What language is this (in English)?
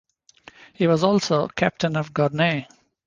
English